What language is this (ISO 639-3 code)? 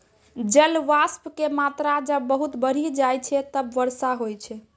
mai